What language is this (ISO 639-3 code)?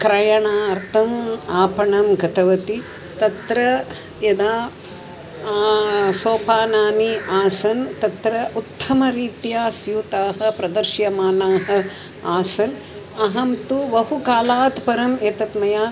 san